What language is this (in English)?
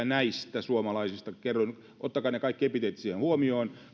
Finnish